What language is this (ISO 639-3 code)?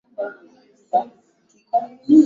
swa